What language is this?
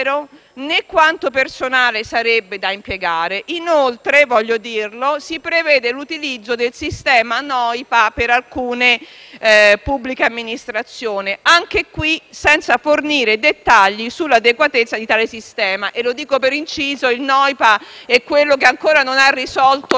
Italian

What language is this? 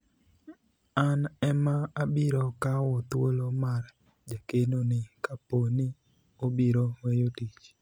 Luo (Kenya and Tanzania)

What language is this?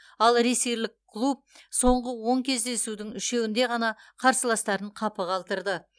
Kazakh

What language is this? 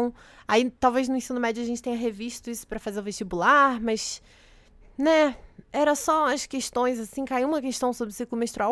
Portuguese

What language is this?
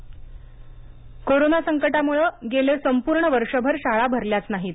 Marathi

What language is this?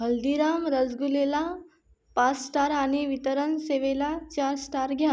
Marathi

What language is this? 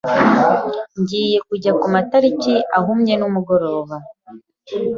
Kinyarwanda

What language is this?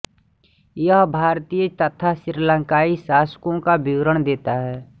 Hindi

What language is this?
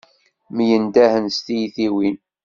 Kabyle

